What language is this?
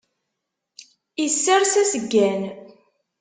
Kabyle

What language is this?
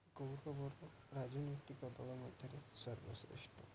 Odia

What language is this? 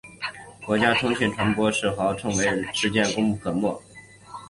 Chinese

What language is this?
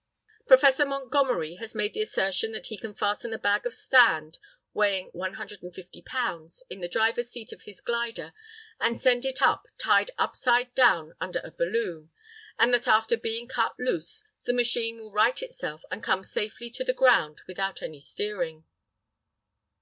English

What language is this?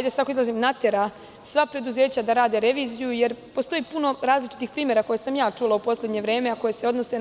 Serbian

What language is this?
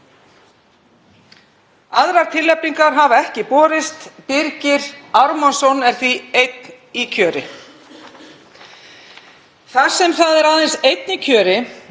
Icelandic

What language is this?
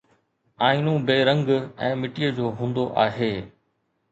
Sindhi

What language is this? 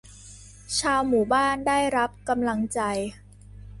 Thai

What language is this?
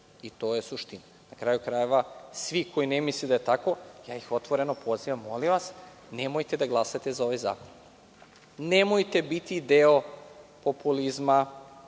Serbian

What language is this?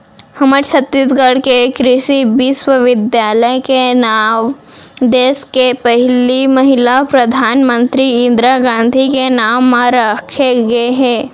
Chhattisgarhi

